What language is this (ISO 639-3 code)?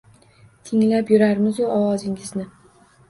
uzb